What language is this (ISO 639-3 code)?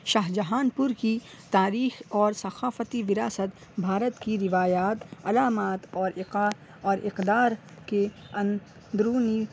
urd